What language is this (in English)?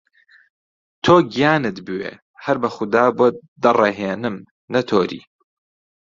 Central Kurdish